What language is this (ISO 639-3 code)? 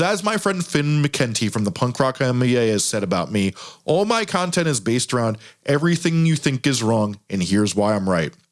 eng